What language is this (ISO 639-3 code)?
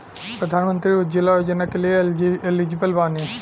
bho